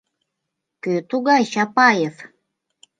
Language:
Mari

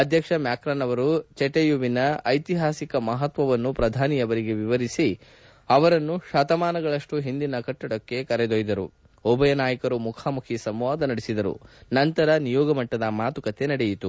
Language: Kannada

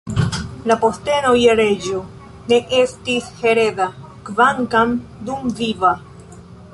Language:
Esperanto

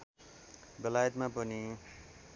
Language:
Nepali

